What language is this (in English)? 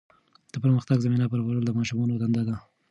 Pashto